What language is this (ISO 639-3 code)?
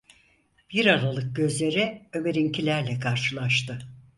tur